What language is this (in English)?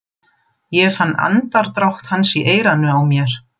Icelandic